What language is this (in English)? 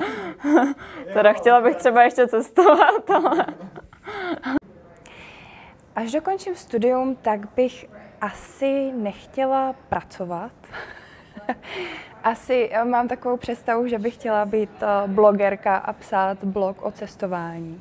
Czech